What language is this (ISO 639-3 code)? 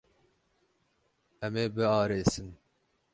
kur